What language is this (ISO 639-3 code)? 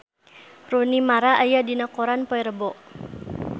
sun